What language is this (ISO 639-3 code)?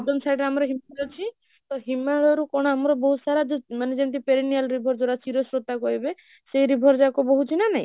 ori